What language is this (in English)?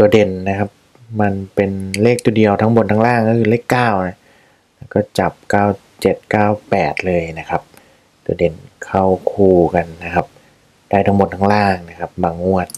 Thai